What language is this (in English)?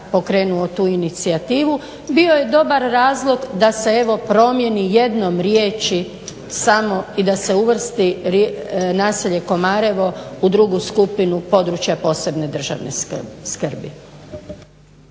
Croatian